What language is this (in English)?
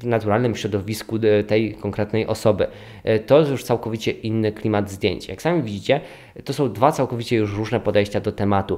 Polish